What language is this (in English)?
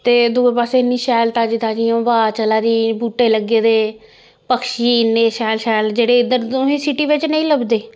Dogri